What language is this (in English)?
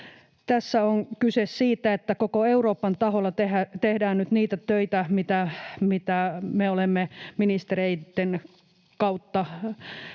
Finnish